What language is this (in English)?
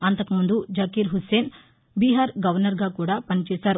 Telugu